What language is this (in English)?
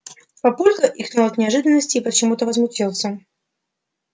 Russian